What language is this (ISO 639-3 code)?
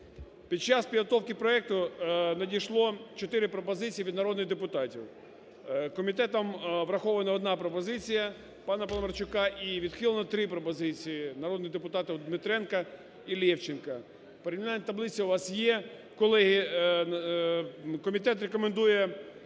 ukr